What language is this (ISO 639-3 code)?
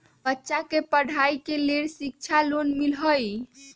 mag